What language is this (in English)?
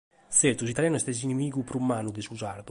Sardinian